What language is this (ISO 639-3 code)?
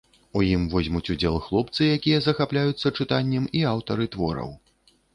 bel